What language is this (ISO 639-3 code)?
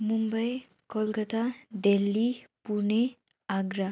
nep